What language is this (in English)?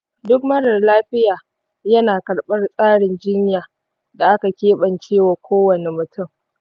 Hausa